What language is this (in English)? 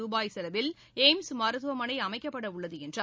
Tamil